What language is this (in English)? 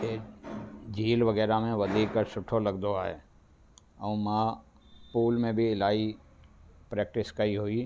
Sindhi